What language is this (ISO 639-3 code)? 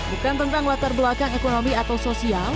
ind